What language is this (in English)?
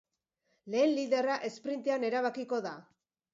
Basque